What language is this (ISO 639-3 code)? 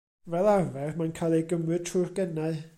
cym